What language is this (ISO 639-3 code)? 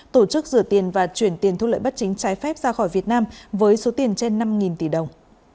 vie